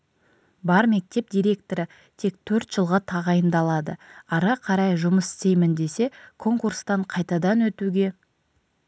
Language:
Kazakh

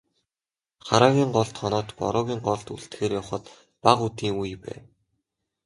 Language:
Mongolian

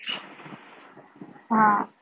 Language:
Marathi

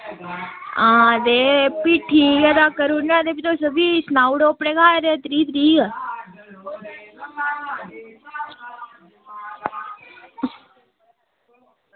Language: Dogri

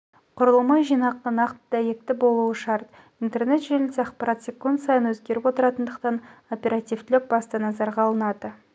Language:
Kazakh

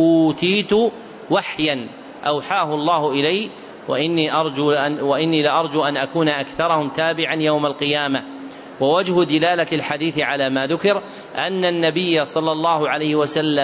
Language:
Arabic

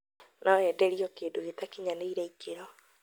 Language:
Kikuyu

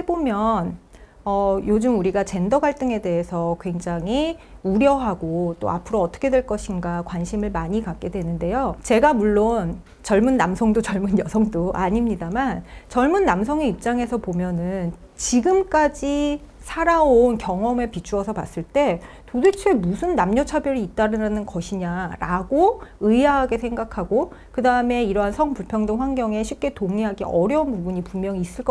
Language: Korean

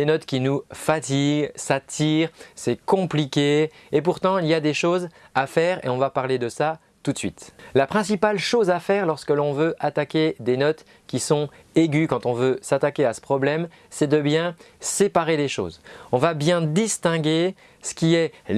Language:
French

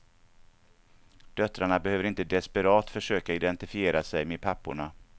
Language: Swedish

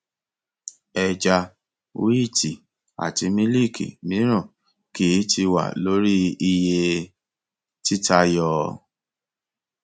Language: Yoruba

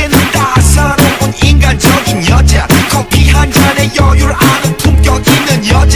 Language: Hungarian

